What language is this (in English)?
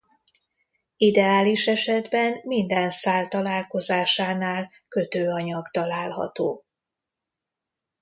Hungarian